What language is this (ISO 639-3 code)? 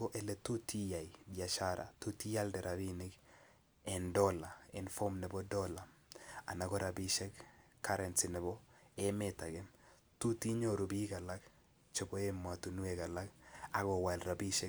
kln